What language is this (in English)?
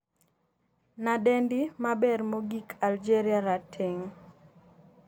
Luo (Kenya and Tanzania)